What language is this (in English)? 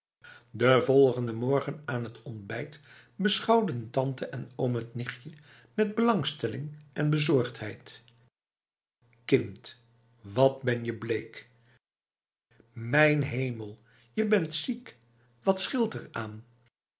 Dutch